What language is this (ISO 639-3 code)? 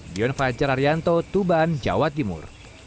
ind